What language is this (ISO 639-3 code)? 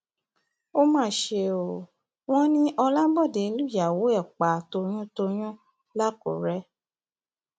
yor